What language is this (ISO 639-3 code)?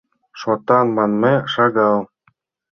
chm